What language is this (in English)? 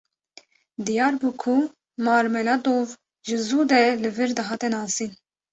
Kurdish